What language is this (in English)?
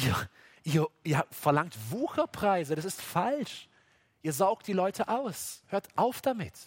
German